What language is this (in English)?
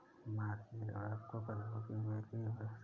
Hindi